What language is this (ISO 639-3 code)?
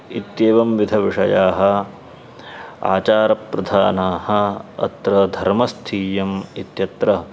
san